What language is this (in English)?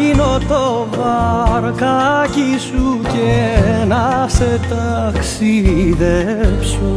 Greek